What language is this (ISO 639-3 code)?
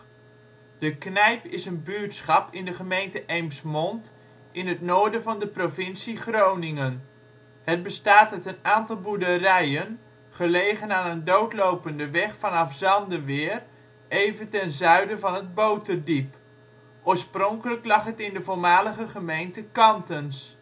nld